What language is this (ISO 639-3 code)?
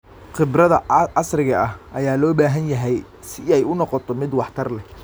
som